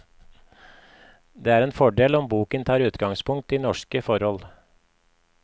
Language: Norwegian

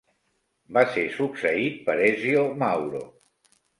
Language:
Catalan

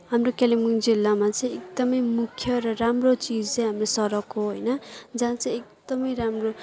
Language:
Nepali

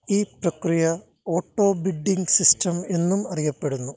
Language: Malayalam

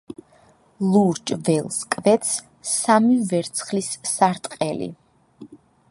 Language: Georgian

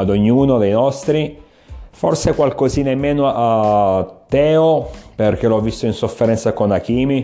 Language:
Italian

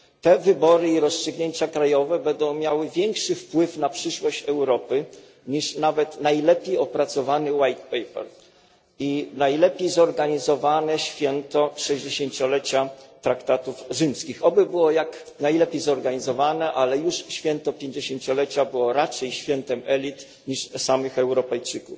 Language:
Polish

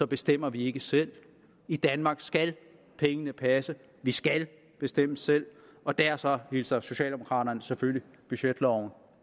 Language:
Danish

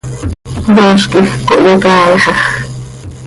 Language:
Seri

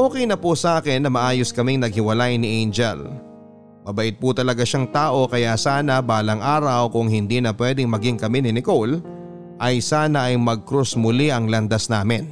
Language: Filipino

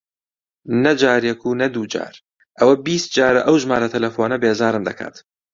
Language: Central Kurdish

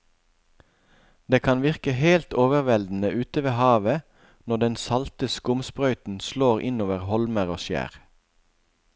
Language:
Norwegian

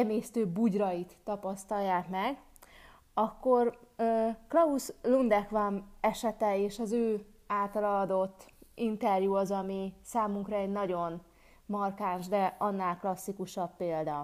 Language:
Hungarian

